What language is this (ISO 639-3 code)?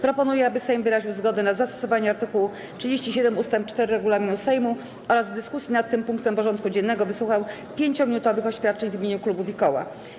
pol